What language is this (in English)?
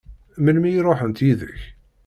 Kabyle